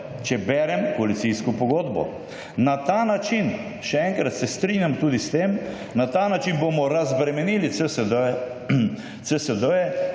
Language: Slovenian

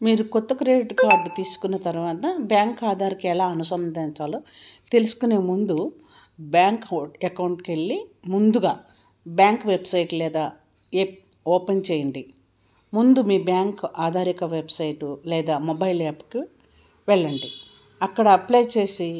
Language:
Telugu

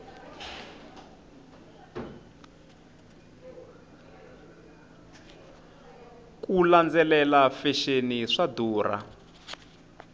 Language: Tsonga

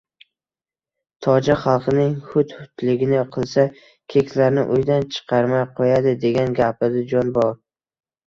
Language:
Uzbek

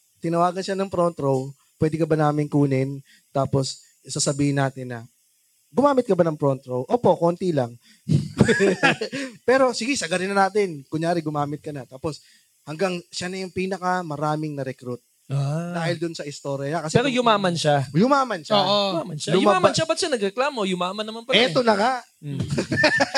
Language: Filipino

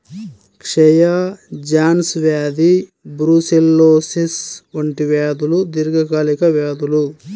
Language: Telugu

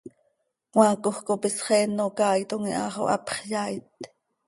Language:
Seri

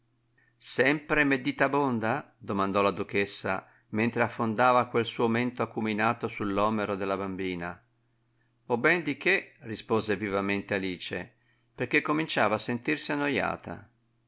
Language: Italian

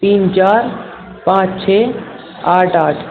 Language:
Urdu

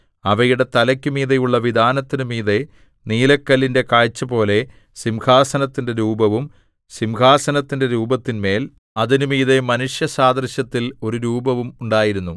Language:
Malayalam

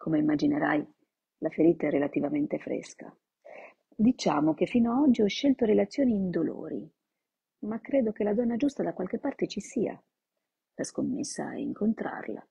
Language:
Italian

